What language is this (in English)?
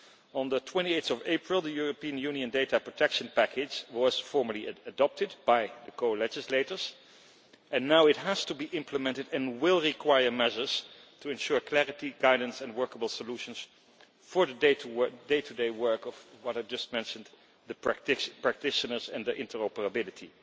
English